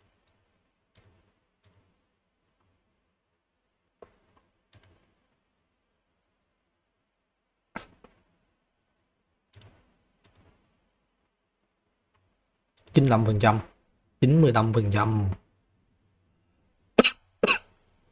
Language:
Vietnamese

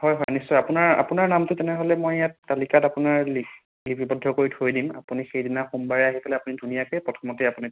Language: Assamese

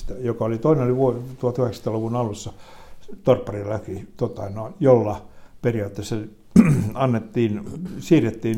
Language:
Finnish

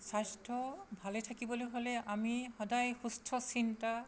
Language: Assamese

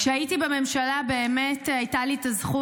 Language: Hebrew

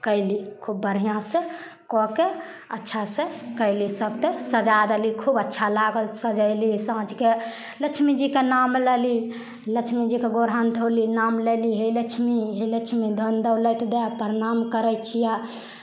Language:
Maithili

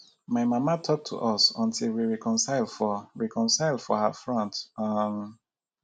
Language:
Nigerian Pidgin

